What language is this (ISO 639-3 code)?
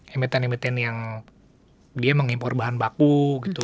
ind